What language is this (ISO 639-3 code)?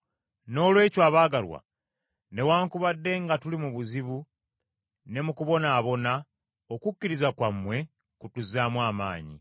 lug